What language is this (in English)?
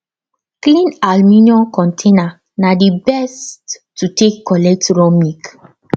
Nigerian Pidgin